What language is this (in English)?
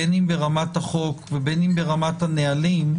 Hebrew